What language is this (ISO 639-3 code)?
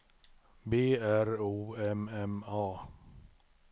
swe